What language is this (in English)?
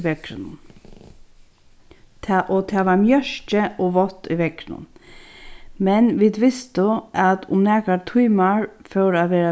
Faroese